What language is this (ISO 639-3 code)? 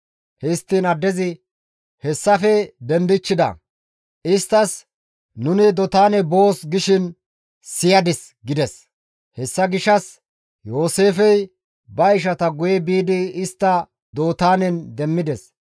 gmv